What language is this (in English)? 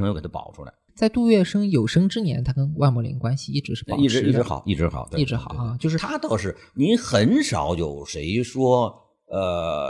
Chinese